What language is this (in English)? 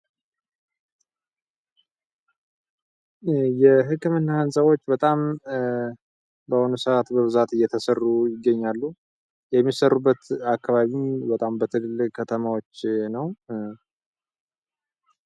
Amharic